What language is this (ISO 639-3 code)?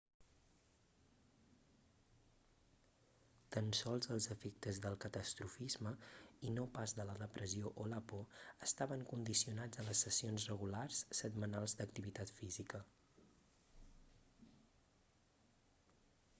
cat